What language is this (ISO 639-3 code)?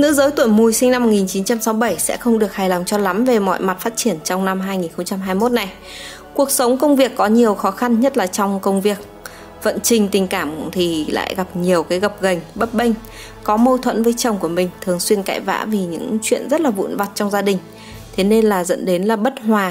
vie